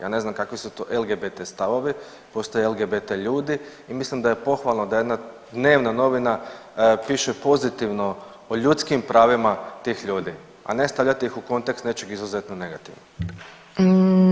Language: Croatian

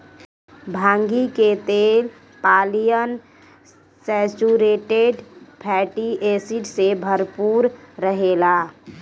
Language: Bhojpuri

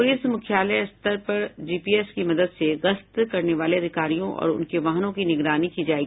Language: Hindi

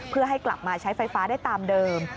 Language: Thai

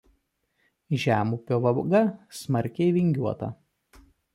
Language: Lithuanian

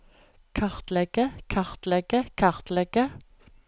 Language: Norwegian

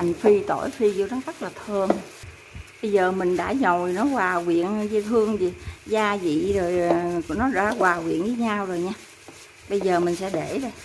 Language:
Vietnamese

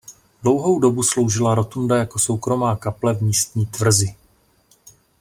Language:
Czech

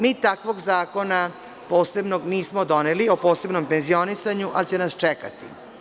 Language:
Serbian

